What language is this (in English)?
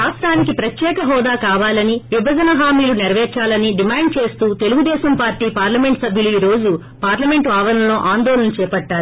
Telugu